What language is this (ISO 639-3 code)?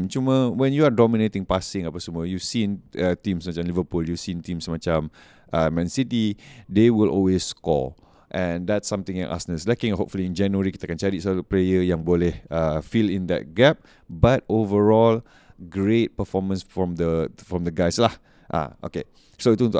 msa